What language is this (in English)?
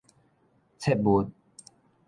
Min Nan Chinese